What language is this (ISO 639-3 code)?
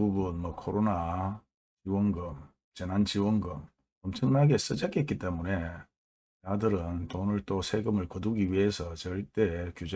kor